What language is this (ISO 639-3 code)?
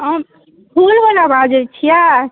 mai